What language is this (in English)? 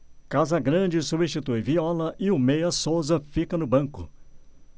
Portuguese